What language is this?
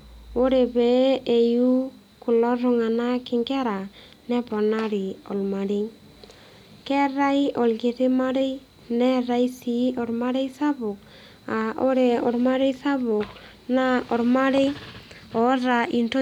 Masai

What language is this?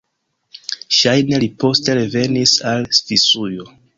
Esperanto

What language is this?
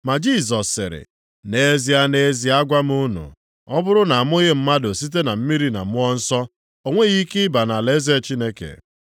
Igbo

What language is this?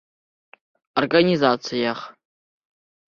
Bashkir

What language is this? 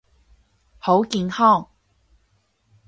Cantonese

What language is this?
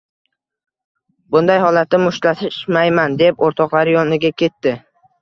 Uzbek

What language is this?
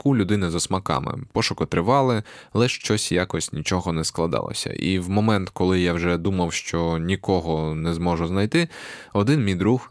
Ukrainian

